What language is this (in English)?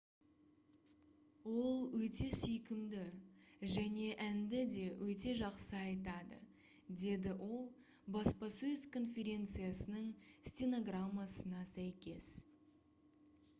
Kazakh